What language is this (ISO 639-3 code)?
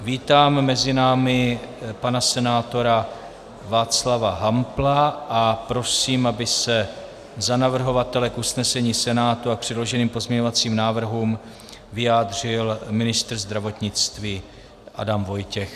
ces